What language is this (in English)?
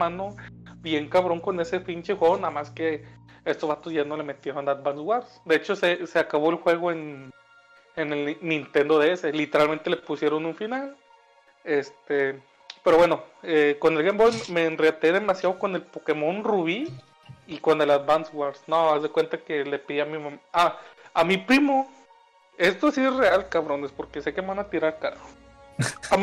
Spanish